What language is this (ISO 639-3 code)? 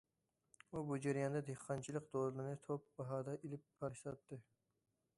uig